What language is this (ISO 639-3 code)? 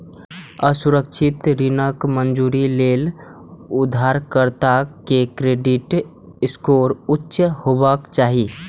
mai